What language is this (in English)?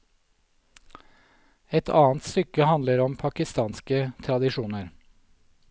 Norwegian